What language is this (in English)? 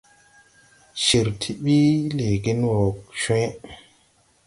Tupuri